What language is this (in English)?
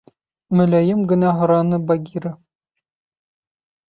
Bashkir